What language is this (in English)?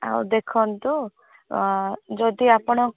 Odia